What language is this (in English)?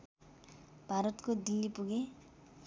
Nepali